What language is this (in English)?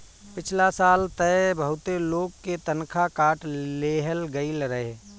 Bhojpuri